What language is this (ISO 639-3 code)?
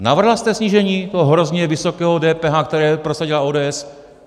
ces